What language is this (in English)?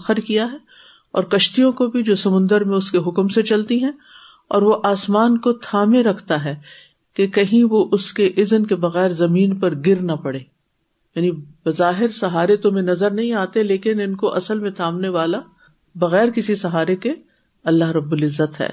Urdu